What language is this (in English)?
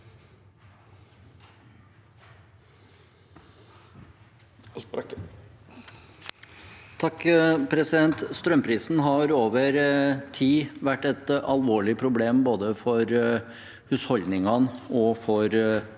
Norwegian